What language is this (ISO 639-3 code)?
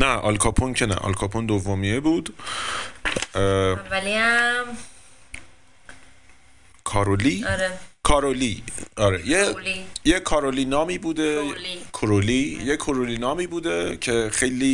fas